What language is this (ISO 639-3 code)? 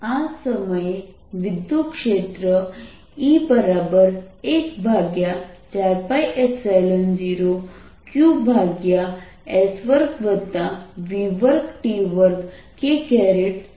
guj